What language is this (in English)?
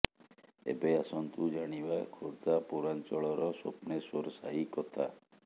Odia